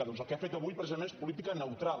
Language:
Catalan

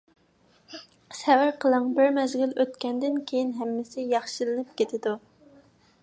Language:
Uyghur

